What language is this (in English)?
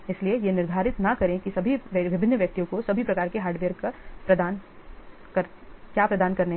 Hindi